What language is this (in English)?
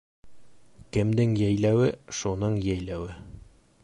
Bashkir